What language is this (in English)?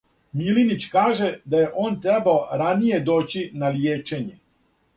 Serbian